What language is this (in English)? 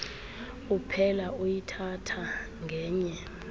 Xhosa